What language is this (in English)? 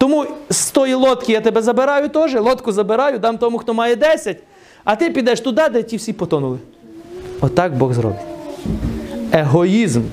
Ukrainian